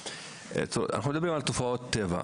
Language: Hebrew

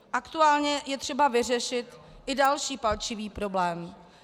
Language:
Czech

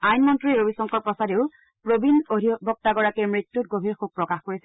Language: Assamese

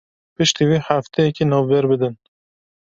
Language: Kurdish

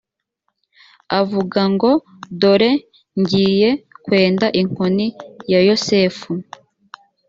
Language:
Kinyarwanda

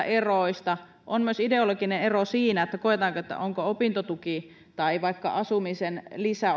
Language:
Finnish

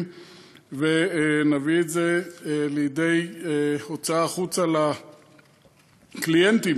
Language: Hebrew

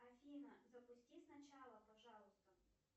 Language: Russian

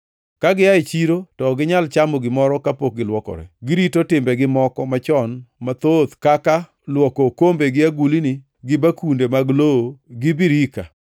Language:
Luo (Kenya and Tanzania)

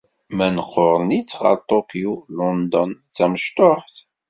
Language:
Kabyle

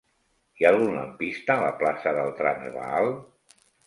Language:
Catalan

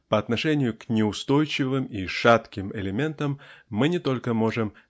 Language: Russian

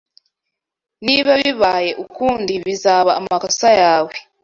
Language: Kinyarwanda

